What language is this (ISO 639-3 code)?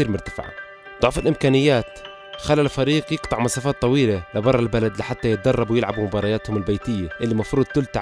ara